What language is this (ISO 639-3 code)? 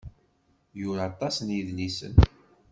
kab